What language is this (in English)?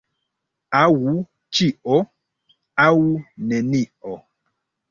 Esperanto